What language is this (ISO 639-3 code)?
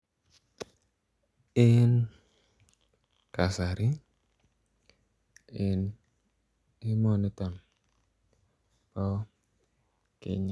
kln